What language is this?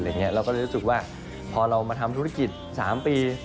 Thai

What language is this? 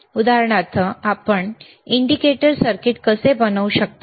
Marathi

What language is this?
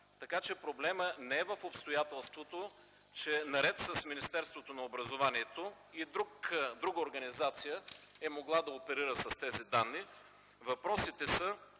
Bulgarian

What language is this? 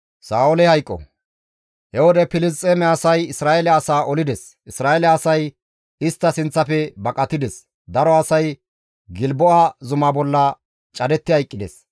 Gamo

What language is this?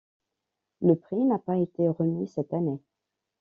French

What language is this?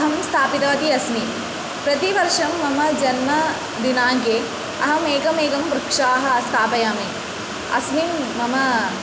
Sanskrit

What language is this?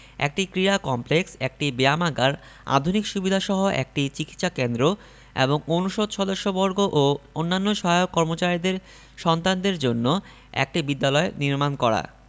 Bangla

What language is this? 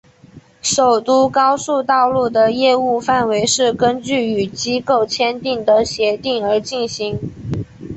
Chinese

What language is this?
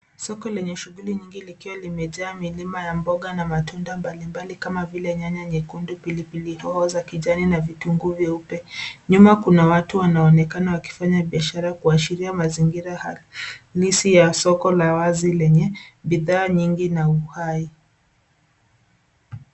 Swahili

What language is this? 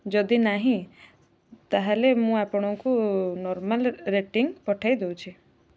Odia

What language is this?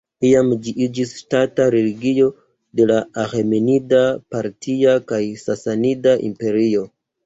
Esperanto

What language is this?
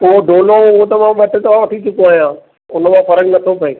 Sindhi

